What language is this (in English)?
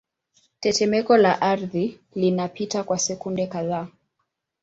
Swahili